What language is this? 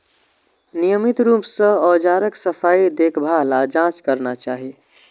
Maithili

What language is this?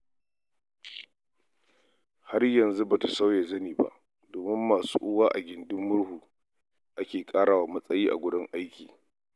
Hausa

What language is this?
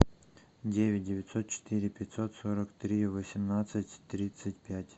Russian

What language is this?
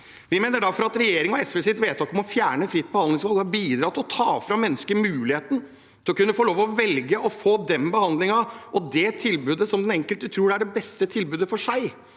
Norwegian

